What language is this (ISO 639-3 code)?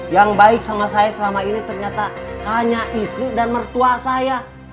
ind